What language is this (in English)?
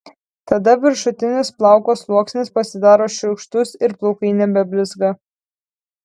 Lithuanian